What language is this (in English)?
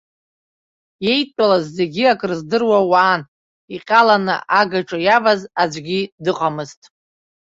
Abkhazian